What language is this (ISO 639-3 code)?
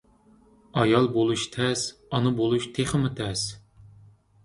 uig